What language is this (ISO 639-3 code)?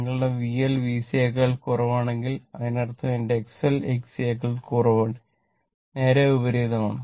mal